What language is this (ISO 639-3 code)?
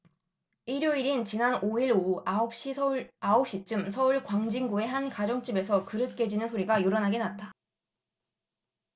kor